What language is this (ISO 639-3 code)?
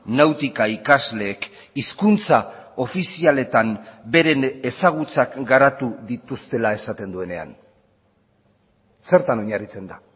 eus